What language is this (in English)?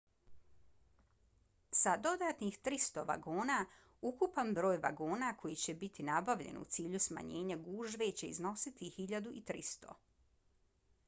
Bosnian